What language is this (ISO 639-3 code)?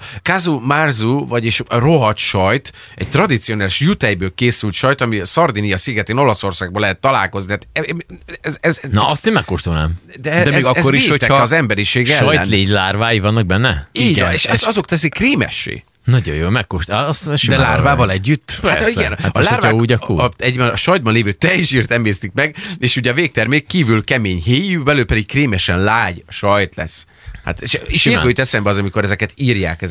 hun